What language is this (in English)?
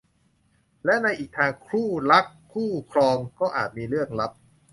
Thai